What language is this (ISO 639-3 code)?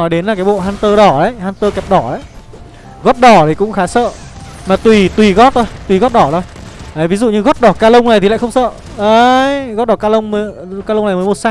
vie